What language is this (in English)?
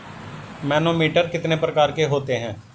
Hindi